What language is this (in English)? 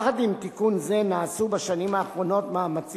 Hebrew